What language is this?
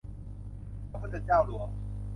Thai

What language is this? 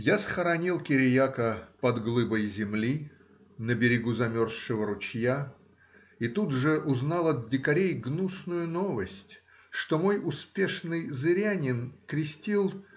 Russian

